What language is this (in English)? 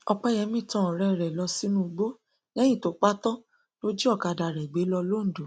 Yoruba